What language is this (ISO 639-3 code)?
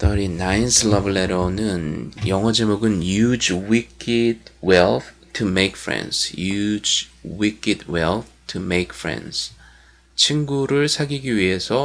kor